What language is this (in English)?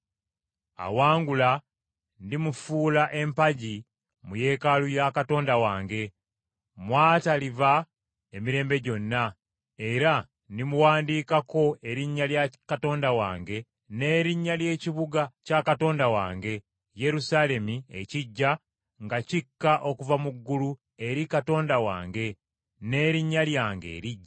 Ganda